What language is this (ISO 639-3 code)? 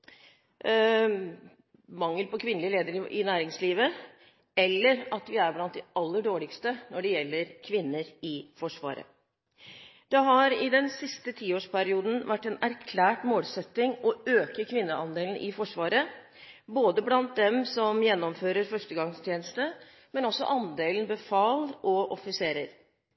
nob